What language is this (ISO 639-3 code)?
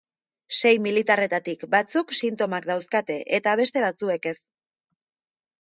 eus